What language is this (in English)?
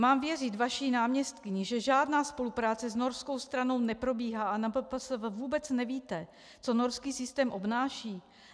Czech